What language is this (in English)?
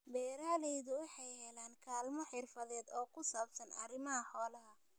Somali